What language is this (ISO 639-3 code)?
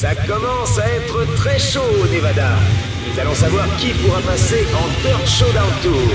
fra